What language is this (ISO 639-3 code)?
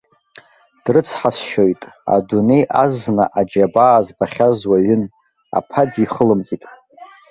abk